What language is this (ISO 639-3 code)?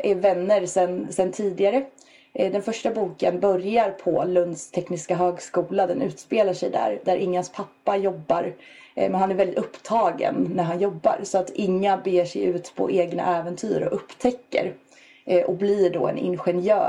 swe